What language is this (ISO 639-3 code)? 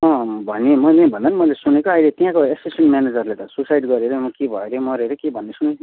nep